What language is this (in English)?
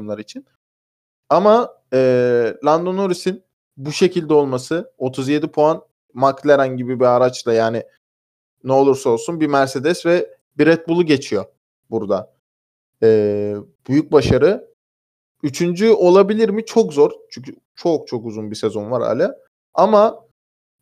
Turkish